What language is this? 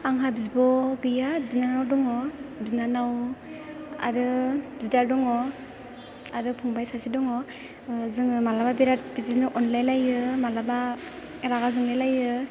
Bodo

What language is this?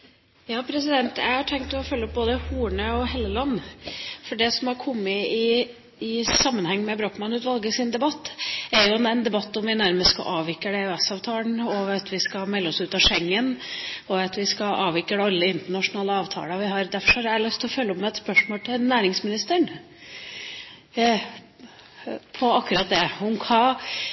Norwegian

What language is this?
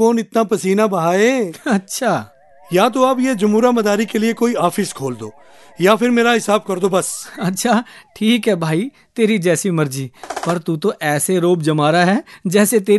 Hindi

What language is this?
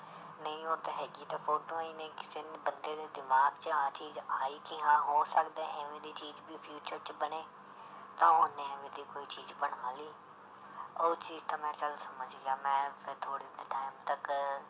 Punjabi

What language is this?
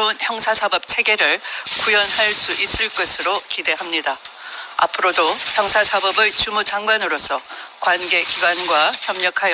Korean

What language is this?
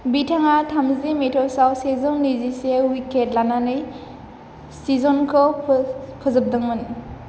Bodo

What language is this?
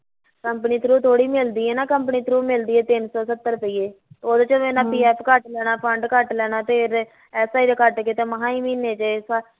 Punjabi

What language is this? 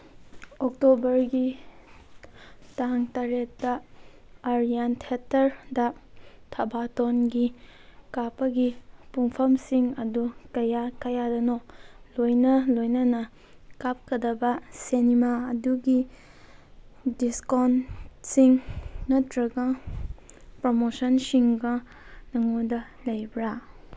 Manipuri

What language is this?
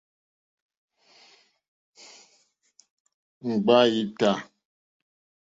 Mokpwe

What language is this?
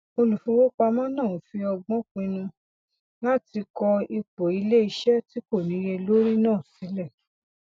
Yoruba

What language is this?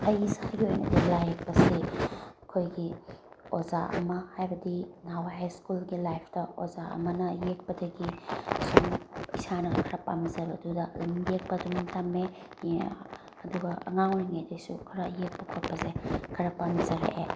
Manipuri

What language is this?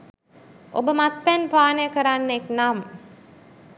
Sinhala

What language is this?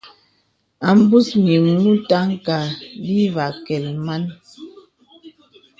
Bebele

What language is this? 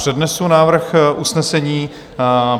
Czech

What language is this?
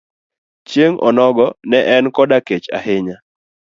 Luo (Kenya and Tanzania)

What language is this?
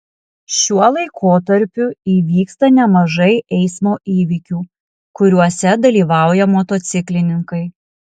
Lithuanian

